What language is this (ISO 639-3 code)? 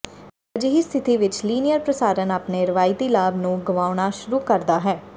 pan